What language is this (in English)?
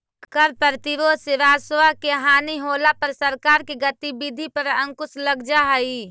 Magahi